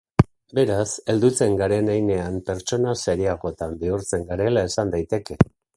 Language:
Basque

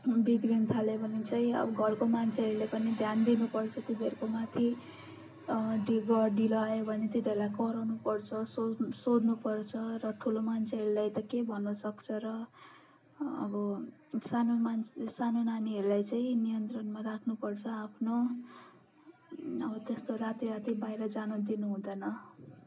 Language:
Nepali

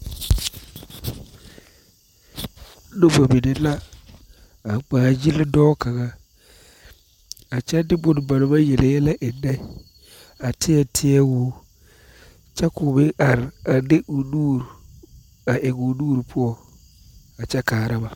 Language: Southern Dagaare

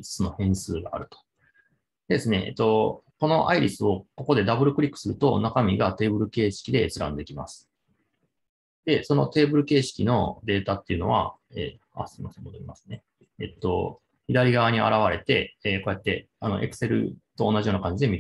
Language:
Japanese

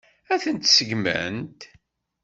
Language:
Kabyle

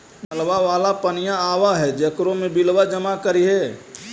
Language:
Magahi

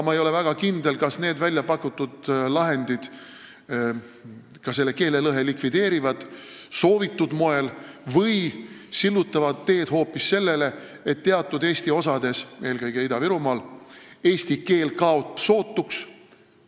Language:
Estonian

